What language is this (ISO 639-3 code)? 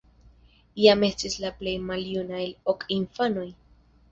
epo